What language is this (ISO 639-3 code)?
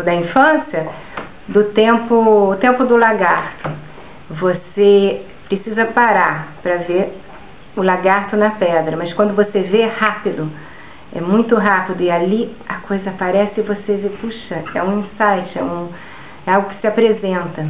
por